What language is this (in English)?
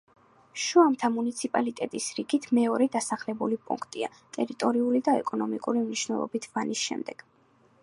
Georgian